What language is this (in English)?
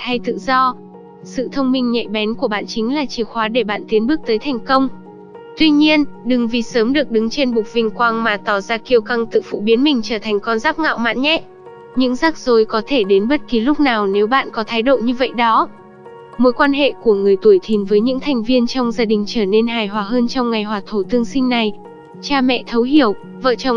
Vietnamese